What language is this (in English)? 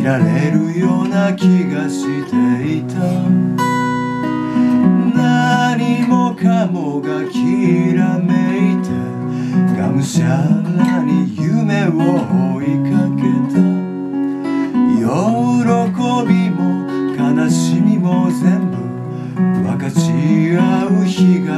Korean